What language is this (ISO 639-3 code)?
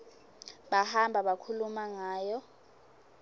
ssw